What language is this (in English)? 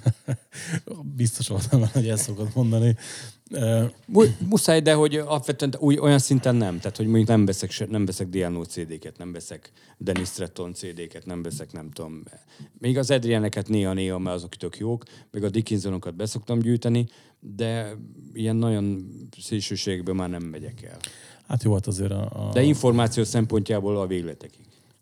Hungarian